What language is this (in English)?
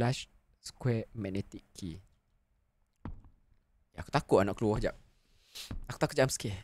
Malay